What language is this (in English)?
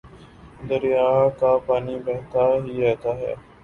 Urdu